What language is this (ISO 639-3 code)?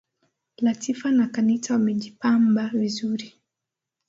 swa